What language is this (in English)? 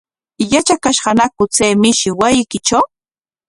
Corongo Ancash Quechua